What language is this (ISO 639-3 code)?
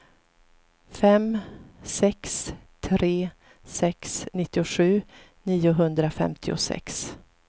swe